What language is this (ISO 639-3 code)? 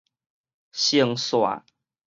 nan